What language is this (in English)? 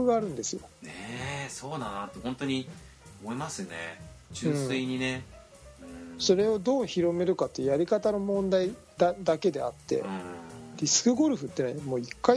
Japanese